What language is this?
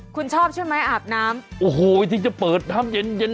Thai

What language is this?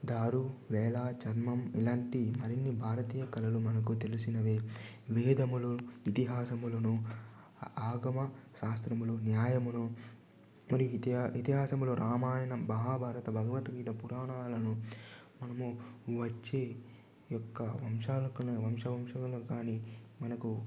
Telugu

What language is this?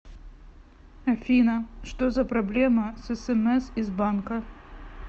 Russian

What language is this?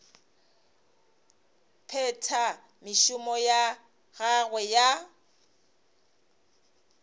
Northern Sotho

